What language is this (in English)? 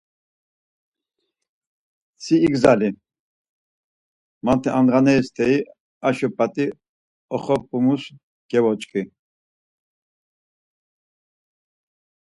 Laz